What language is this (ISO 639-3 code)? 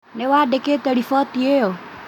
kik